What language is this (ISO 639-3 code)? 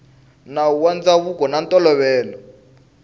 tso